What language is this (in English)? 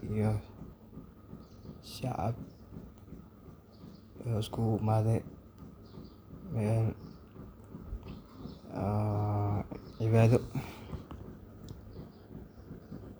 Somali